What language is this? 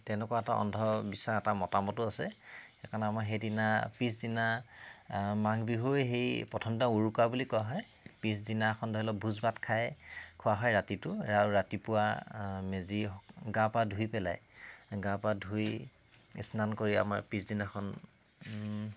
Assamese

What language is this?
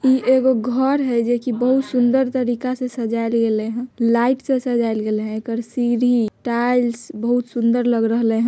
Magahi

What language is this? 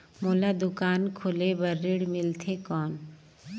Chhattisgarhi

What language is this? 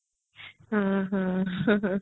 Odia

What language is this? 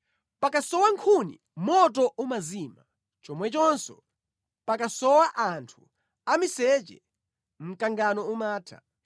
Nyanja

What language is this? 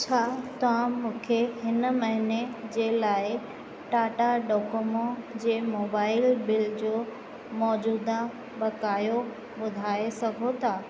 Sindhi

